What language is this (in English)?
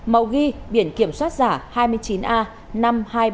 Vietnamese